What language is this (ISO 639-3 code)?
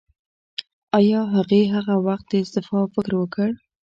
pus